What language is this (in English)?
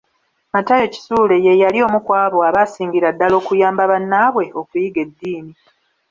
Ganda